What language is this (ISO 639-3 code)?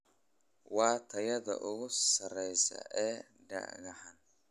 som